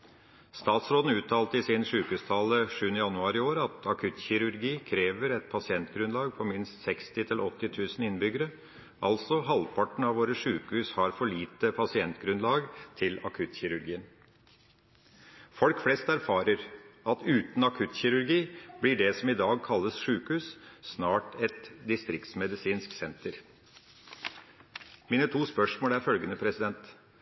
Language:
Norwegian Nynorsk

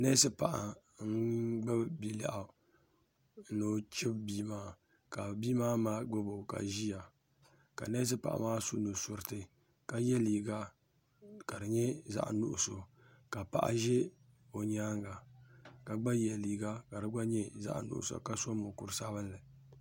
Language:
Dagbani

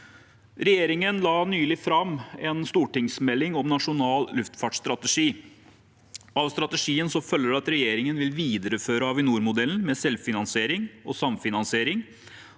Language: Norwegian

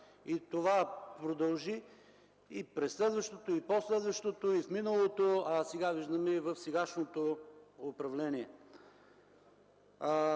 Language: Bulgarian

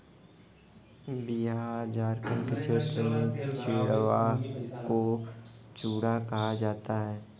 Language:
Hindi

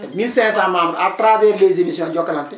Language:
Wolof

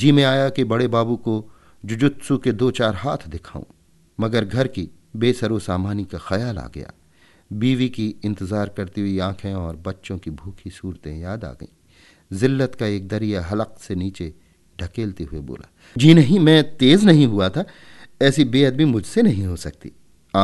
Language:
Hindi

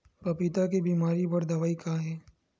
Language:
Chhattisgarhi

